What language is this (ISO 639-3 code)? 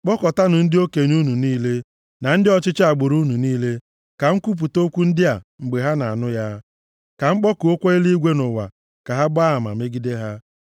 ibo